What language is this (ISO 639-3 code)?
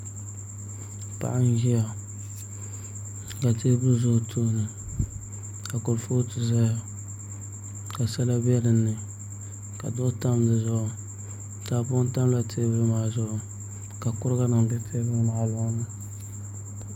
dag